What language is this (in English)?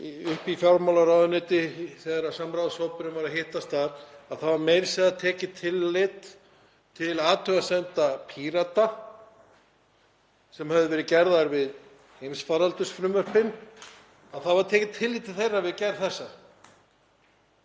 Icelandic